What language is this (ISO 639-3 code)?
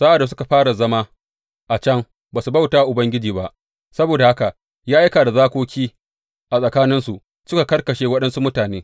hau